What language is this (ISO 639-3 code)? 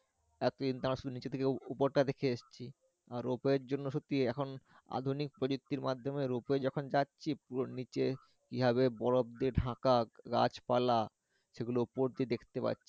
ben